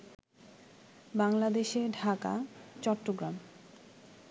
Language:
Bangla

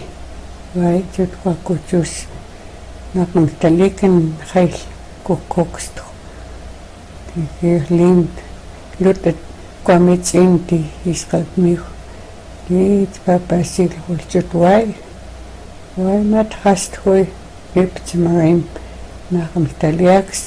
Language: Russian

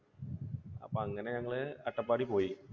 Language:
Malayalam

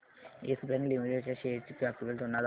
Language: Marathi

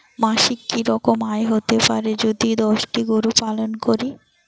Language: Bangla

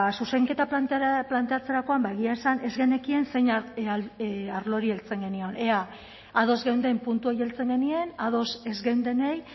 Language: Basque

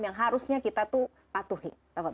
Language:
Indonesian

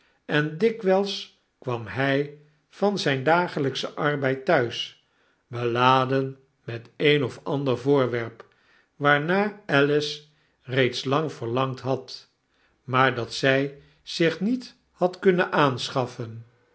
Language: Dutch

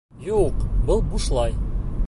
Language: Bashkir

